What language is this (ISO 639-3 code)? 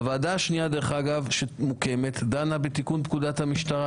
heb